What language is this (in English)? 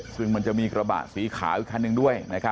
Thai